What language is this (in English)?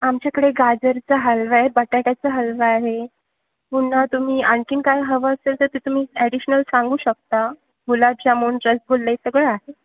Marathi